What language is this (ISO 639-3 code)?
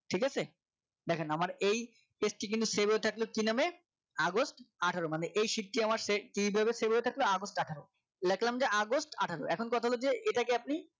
ben